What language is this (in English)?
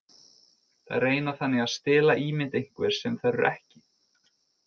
Icelandic